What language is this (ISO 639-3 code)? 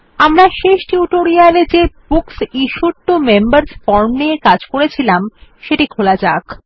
ben